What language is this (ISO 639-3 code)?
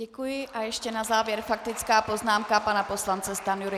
ces